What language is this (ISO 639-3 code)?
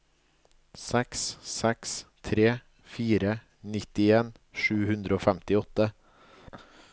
nor